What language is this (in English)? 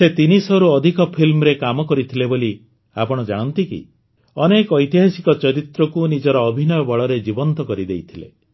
Odia